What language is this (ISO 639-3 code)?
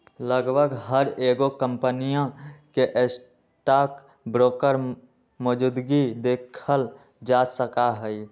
mag